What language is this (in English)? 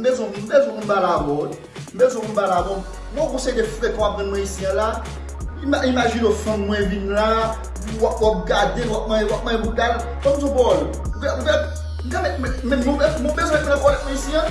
French